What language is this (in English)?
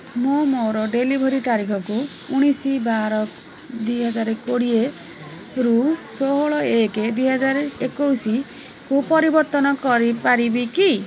Odia